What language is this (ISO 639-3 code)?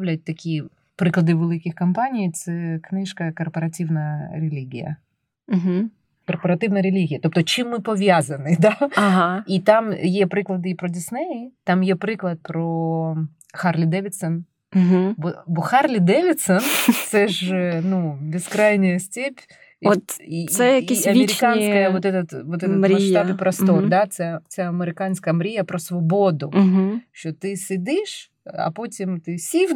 ukr